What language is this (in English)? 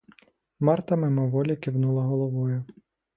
Ukrainian